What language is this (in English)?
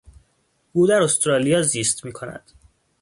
Persian